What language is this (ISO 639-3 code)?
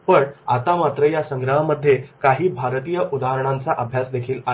mar